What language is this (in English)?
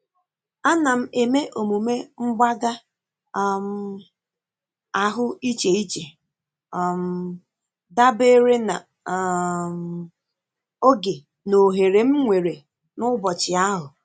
Igbo